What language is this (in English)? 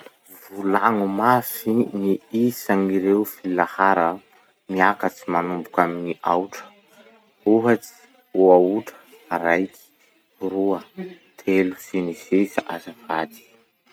Masikoro Malagasy